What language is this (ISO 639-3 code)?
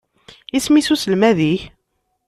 kab